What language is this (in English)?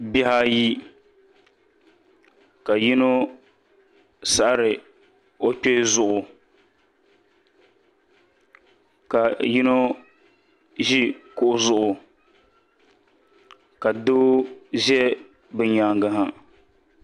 Dagbani